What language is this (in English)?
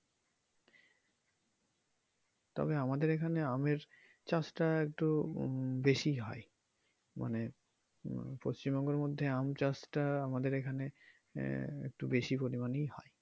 Bangla